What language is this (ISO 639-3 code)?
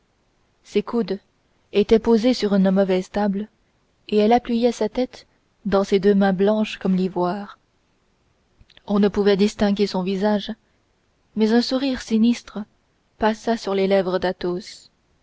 fra